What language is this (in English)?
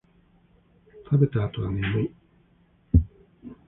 Japanese